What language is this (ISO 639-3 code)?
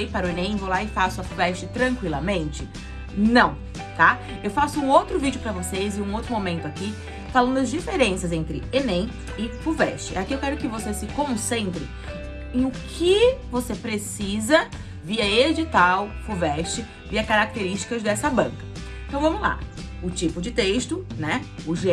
por